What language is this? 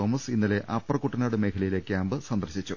Malayalam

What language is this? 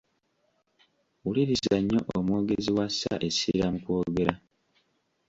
Ganda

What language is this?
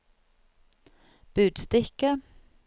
Norwegian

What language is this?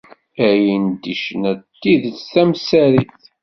Kabyle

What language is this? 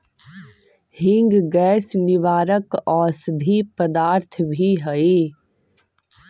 Magahi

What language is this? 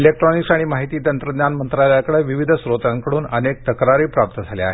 Marathi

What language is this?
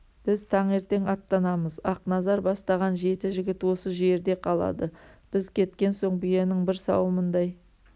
Kazakh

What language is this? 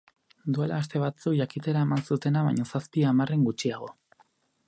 Basque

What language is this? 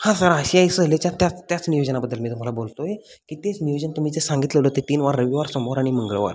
Marathi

